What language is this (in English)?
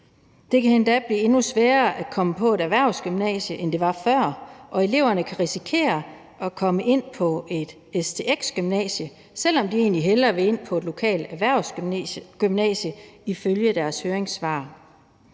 Danish